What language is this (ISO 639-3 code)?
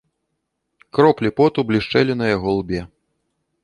bel